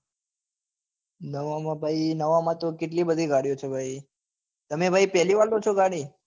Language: Gujarati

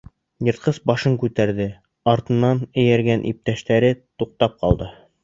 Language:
Bashkir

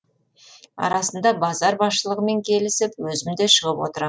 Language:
Kazakh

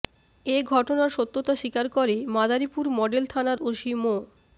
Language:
Bangla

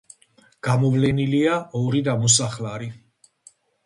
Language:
Georgian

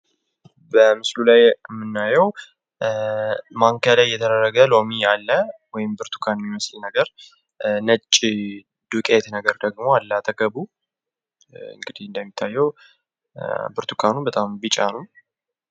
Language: Amharic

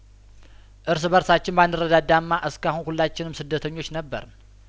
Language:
Amharic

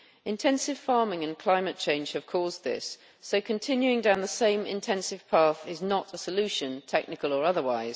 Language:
English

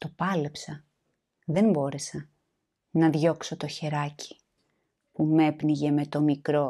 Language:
Greek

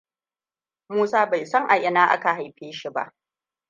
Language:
Hausa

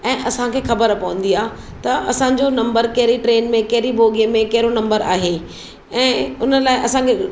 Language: Sindhi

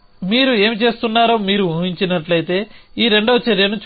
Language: Telugu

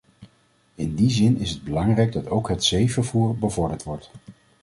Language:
Dutch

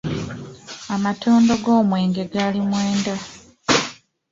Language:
Ganda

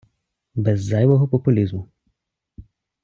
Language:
Ukrainian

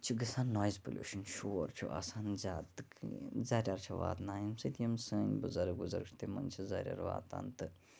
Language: Kashmiri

